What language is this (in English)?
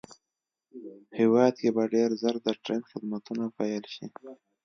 Pashto